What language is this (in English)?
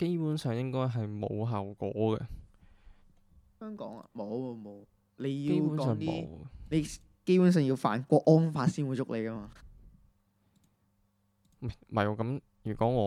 Chinese